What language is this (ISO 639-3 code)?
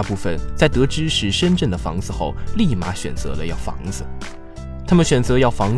zho